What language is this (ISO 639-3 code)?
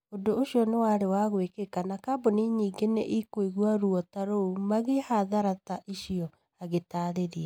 kik